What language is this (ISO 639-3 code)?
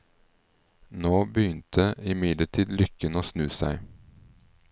nor